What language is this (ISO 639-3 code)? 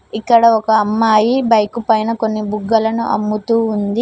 tel